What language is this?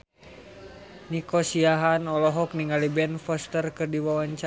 Sundanese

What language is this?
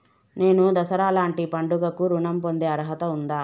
Telugu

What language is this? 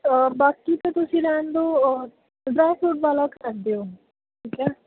Punjabi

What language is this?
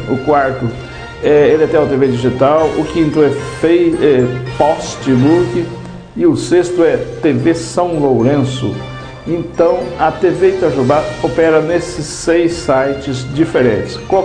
Portuguese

